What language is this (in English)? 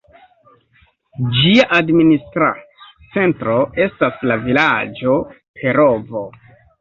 Esperanto